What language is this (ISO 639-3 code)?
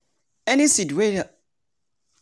pcm